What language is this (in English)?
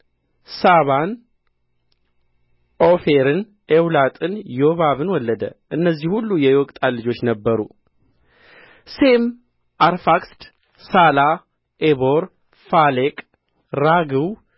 Amharic